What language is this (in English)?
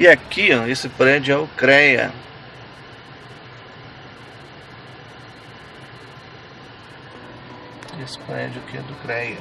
Portuguese